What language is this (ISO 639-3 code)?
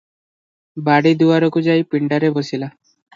ori